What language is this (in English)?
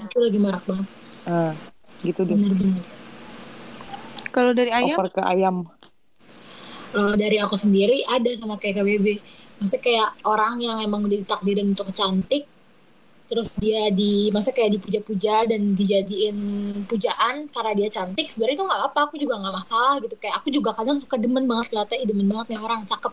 Indonesian